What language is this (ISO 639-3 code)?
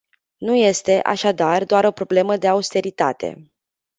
ron